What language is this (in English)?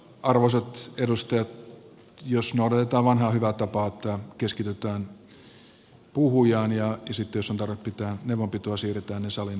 Finnish